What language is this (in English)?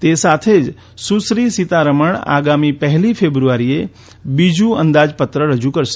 Gujarati